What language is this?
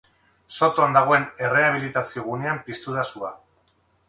Basque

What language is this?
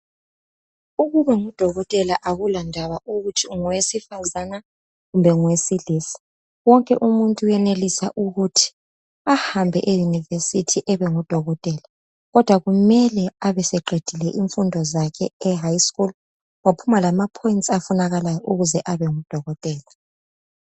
North Ndebele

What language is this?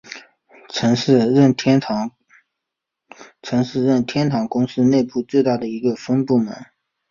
Chinese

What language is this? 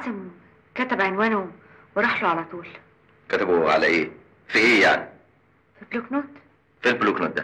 Arabic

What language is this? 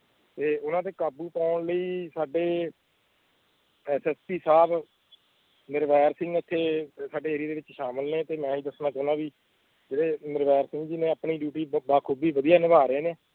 Punjabi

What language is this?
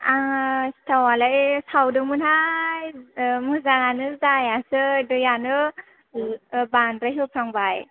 Bodo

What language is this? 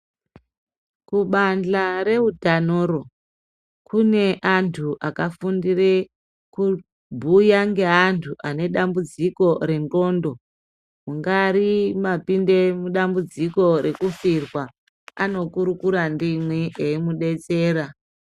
Ndau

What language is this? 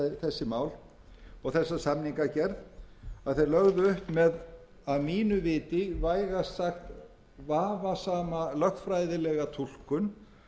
Icelandic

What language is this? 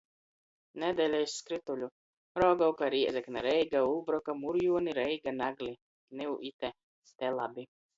Latgalian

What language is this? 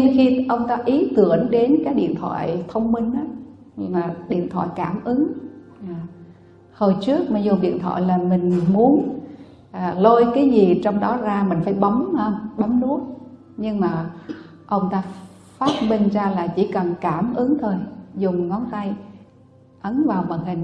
Vietnamese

